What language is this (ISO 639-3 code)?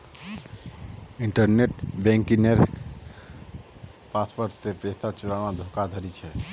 mag